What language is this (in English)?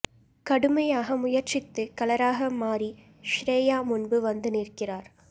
Tamil